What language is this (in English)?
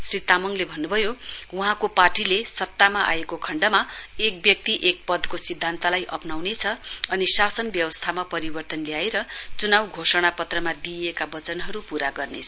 Nepali